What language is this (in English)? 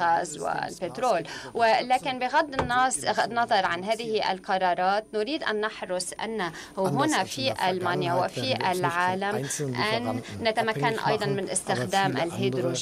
Arabic